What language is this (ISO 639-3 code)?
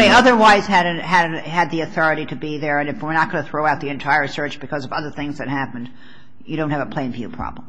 eng